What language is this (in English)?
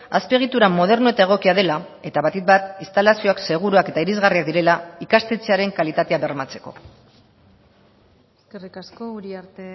Basque